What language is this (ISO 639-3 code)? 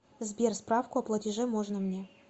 rus